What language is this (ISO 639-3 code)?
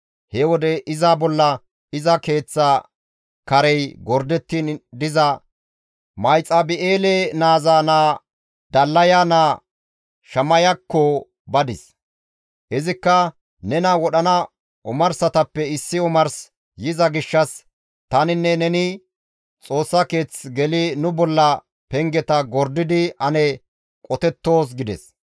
gmv